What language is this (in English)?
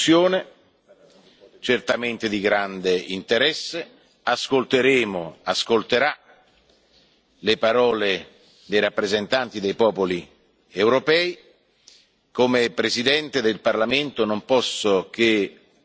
Italian